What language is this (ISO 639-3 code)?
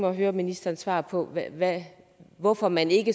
dan